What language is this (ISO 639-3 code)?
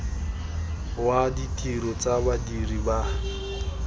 tsn